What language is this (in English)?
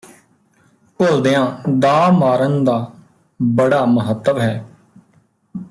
Punjabi